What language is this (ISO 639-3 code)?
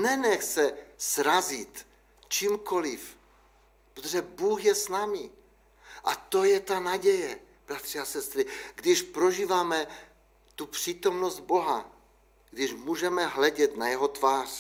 ces